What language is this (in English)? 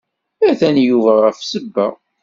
Kabyle